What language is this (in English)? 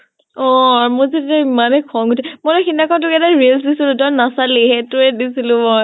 Assamese